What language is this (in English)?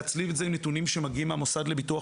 Hebrew